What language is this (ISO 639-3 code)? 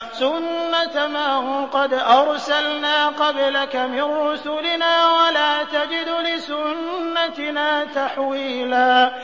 ara